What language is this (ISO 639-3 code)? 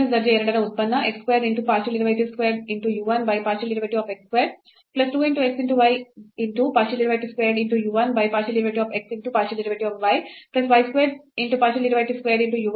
kan